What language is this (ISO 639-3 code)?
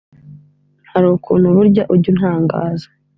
kin